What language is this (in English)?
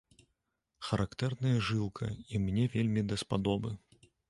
Belarusian